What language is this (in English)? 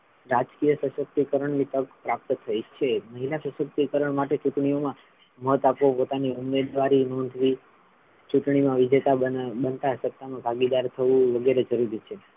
Gujarati